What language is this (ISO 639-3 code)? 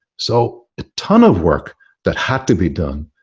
eng